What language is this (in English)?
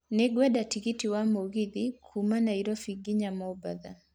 Kikuyu